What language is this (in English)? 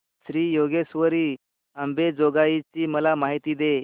Marathi